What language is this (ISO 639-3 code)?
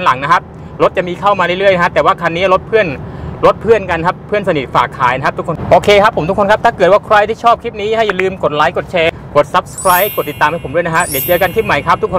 tha